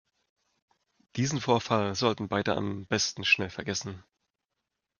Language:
German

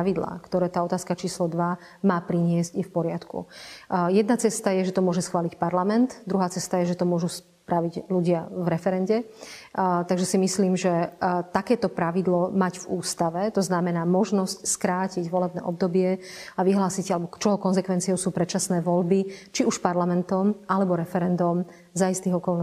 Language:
Slovak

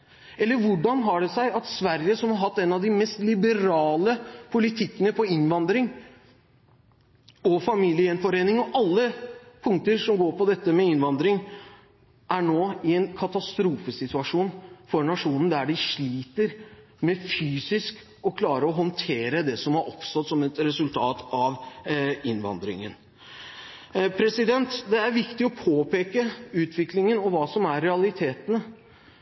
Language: Norwegian Bokmål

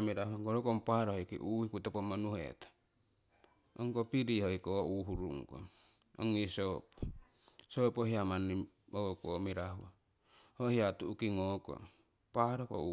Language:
Siwai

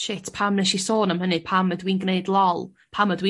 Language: Welsh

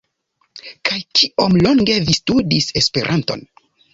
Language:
Esperanto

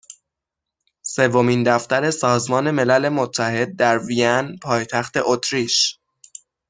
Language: Persian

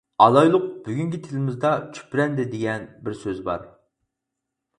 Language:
Uyghur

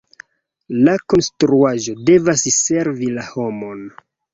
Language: Esperanto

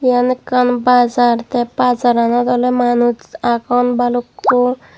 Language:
Chakma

